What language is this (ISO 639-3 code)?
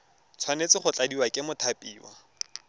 tsn